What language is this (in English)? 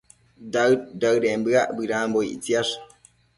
Matsés